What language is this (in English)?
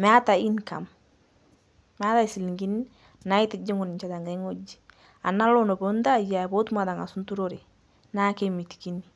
Masai